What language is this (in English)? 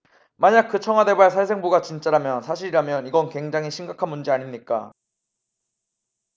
Korean